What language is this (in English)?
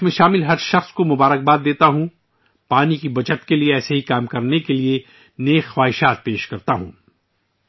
Urdu